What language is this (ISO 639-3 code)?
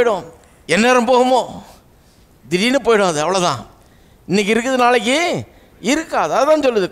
ron